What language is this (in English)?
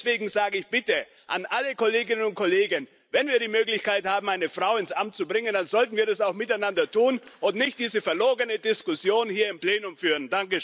German